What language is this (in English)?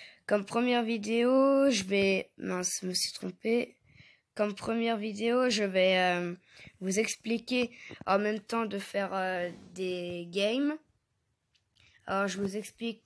French